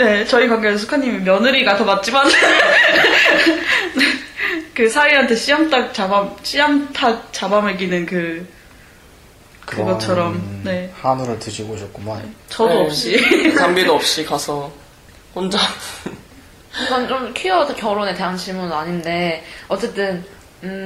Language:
Korean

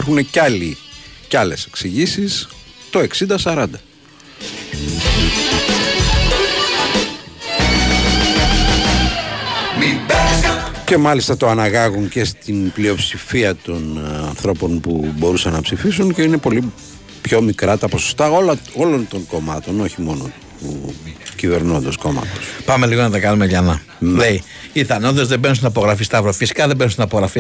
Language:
Greek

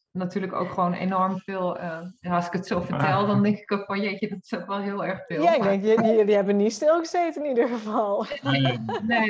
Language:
Dutch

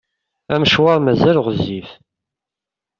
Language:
Kabyle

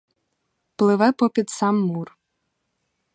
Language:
Ukrainian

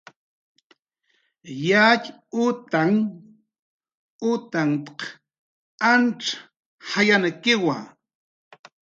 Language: Jaqaru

